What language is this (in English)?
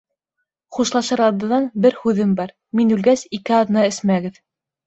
Bashkir